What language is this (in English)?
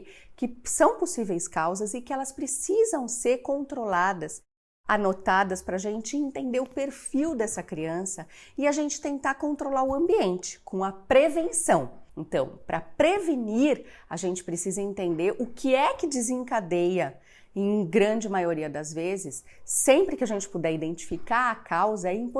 Portuguese